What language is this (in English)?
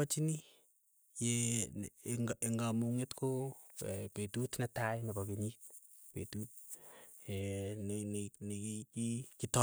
Keiyo